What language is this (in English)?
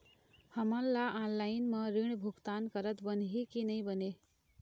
Chhattisgarhi